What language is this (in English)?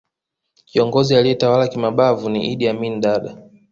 Swahili